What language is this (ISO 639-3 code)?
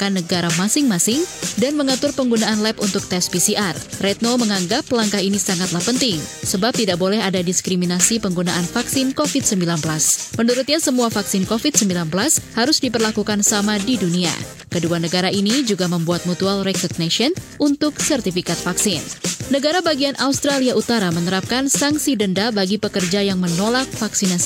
ind